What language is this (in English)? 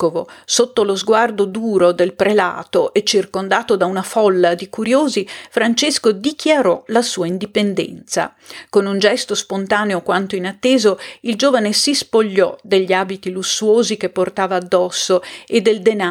Italian